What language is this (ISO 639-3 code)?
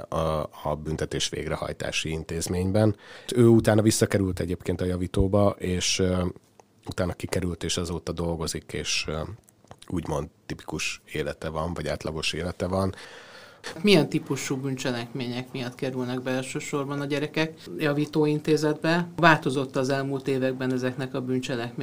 hun